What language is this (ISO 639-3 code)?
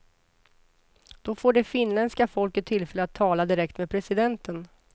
swe